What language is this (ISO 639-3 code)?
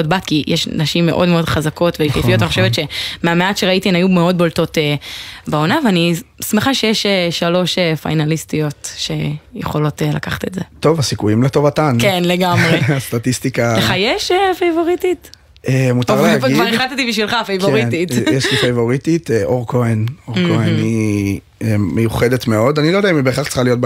heb